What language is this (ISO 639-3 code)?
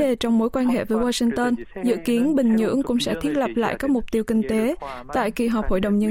vie